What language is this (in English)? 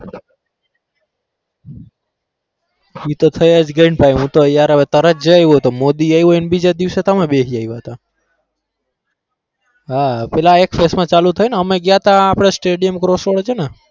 Gujarati